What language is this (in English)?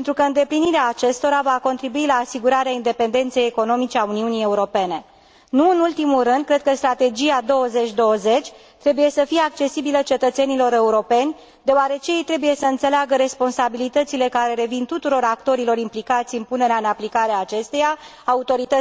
Romanian